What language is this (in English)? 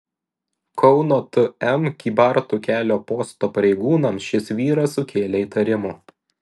Lithuanian